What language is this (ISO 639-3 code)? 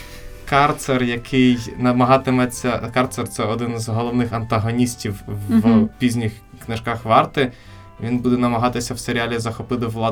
ukr